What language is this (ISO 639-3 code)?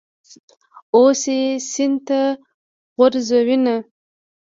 pus